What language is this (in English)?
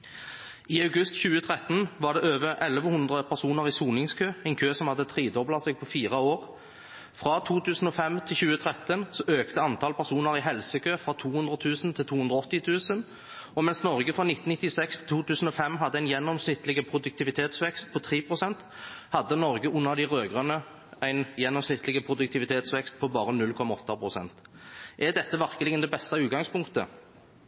Norwegian Bokmål